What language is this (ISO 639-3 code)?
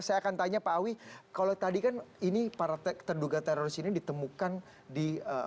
ind